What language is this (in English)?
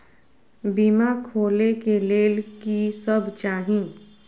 Maithili